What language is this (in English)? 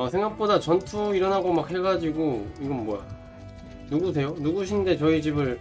Korean